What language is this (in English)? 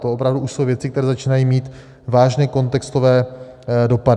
Czech